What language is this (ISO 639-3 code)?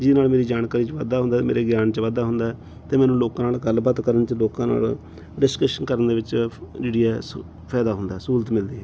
pan